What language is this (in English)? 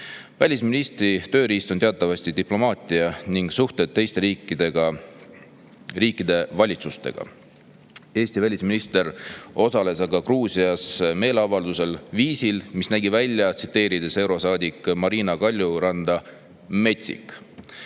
Estonian